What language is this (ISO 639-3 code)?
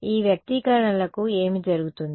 tel